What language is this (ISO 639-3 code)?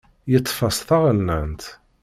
kab